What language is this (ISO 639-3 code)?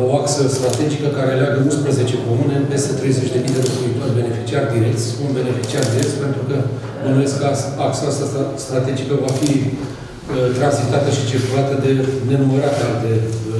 ron